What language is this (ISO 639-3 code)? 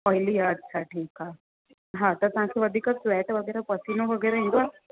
snd